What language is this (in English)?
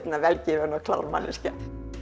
Icelandic